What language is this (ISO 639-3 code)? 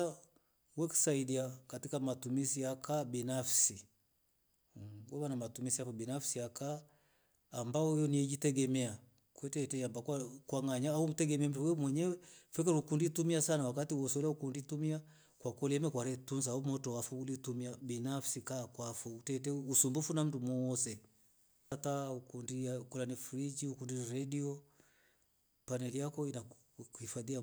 rof